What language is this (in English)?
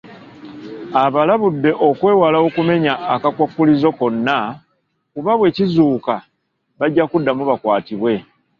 Ganda